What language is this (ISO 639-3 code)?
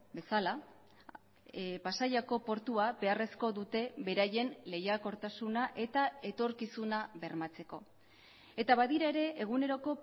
eus